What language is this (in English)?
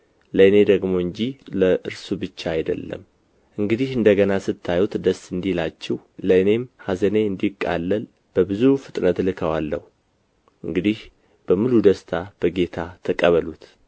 Amharic